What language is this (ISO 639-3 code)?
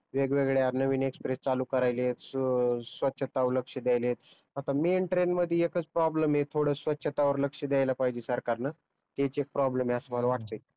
mar